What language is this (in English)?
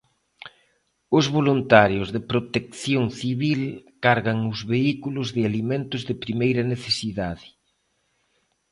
Galician